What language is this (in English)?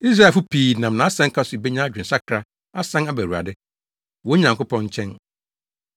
Akan